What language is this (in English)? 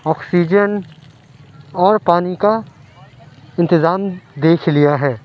Urdu